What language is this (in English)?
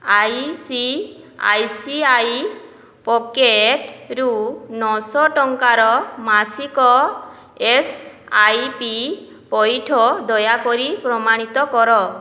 Odia